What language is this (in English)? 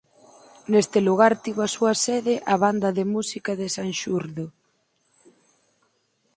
Galician